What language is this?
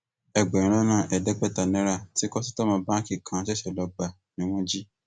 Yoruba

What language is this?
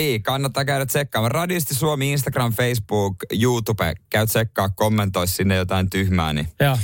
Finnish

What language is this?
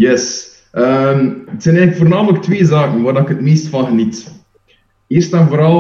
Dutch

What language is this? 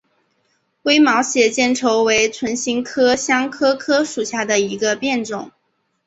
Chinese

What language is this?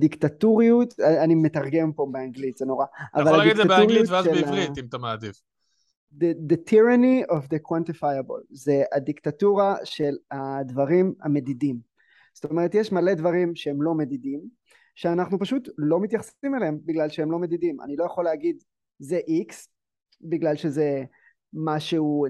Hebrew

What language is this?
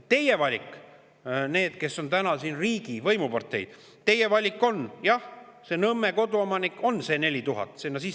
Estonian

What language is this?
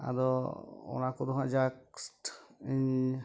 Santali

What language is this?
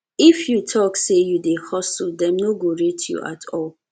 Nigerian Pidgin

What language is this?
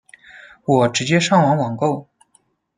Chinese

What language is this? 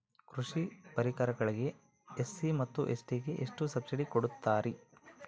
Kannada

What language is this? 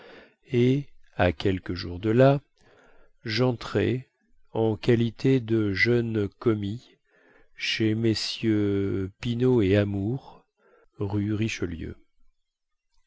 French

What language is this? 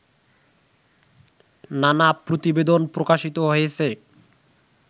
Bangla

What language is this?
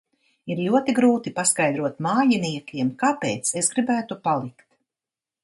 Latvian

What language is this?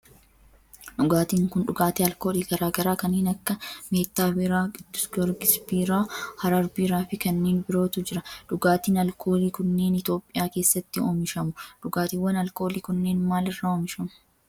Oromo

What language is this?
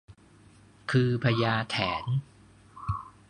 Thai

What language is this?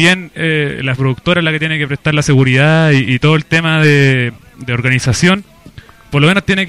Spanish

